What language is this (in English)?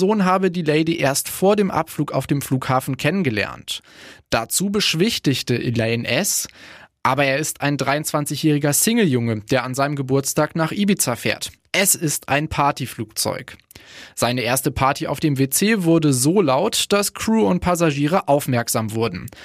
German